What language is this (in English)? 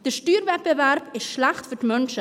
Swiss German